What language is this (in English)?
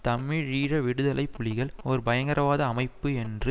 Tamil